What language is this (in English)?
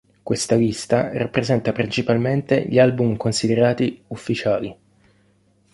Italian